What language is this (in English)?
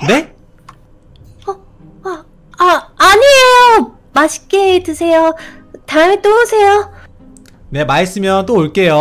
Korean